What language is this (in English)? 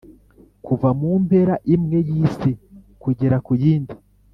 Kinyarwanda